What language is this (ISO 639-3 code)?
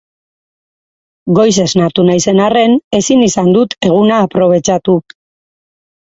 eus